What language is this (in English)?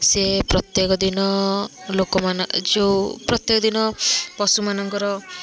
Odia